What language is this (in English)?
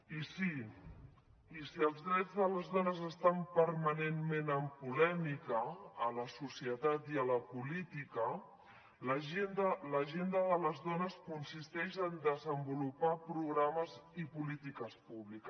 Catalan